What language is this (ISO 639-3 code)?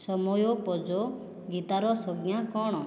ori